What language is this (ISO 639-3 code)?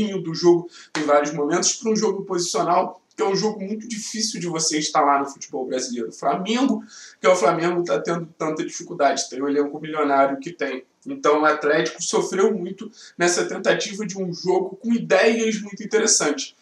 por